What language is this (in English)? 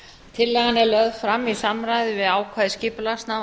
Icelandic